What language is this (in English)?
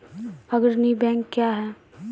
Maithili